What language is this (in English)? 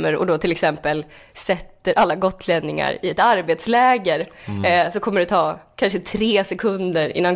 Swedish